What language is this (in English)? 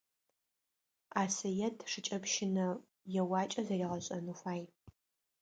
Adyghe